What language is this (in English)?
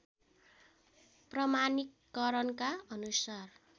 Nepali